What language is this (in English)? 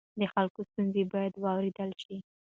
Pashto